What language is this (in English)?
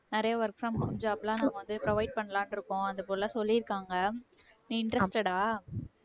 Tamil